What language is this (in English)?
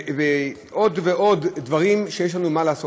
Hebrew